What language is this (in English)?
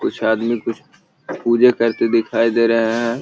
Magahi